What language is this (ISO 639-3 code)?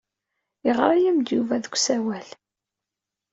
kab